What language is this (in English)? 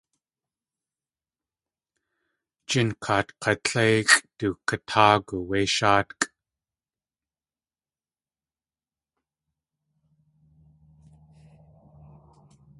Tlingit